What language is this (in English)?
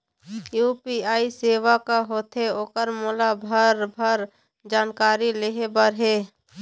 Chhattisgarhi